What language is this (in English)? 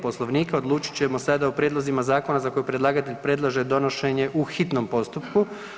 Croatian